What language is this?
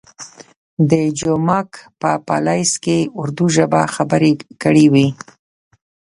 Pashto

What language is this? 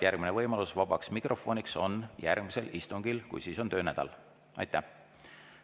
Estonian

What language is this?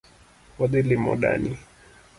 Luo (Kenya and Tanzania)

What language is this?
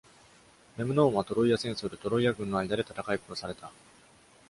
Japanese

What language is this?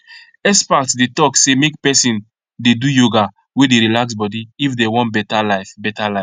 Nigerian Pidgin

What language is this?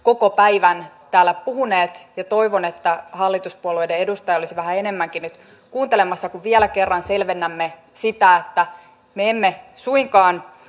Finnish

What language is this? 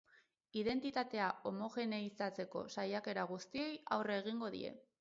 Basque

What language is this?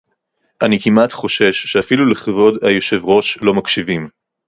Hebrew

